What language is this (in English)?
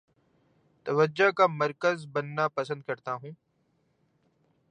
Urdu